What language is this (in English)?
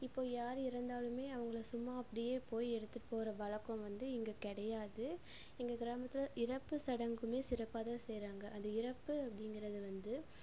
Tamil